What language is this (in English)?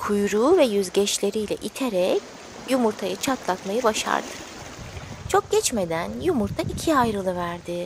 Turkish